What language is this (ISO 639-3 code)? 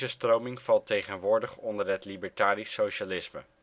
nld